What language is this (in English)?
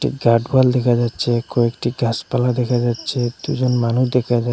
Bangla